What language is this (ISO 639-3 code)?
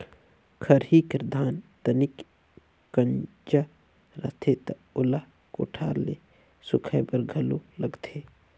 hne